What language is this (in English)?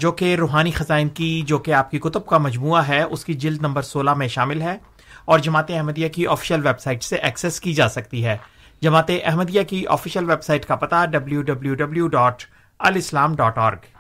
Urdu